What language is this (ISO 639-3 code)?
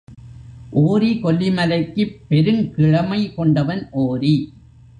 tam